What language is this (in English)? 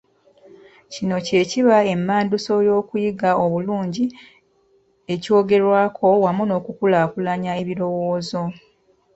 Ganda